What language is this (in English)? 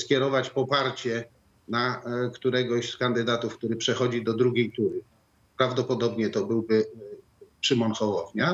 Polish